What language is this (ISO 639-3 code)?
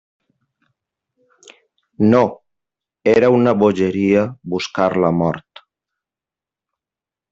cat